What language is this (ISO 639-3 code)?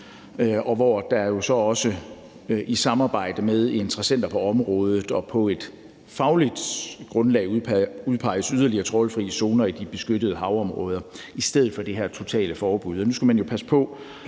dan